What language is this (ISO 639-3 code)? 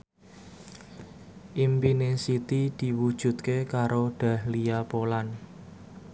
jav